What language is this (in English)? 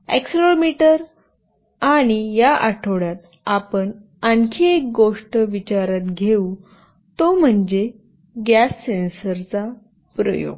Marathi